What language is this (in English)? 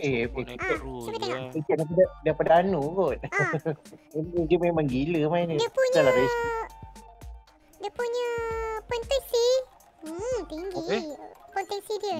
Malay